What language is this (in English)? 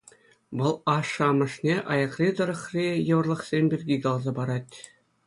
Chuvash